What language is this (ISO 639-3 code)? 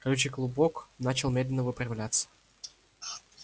rus